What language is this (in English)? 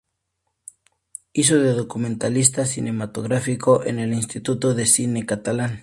Spanish